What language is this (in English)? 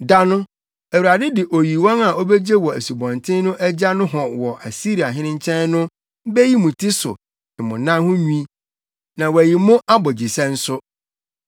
Akan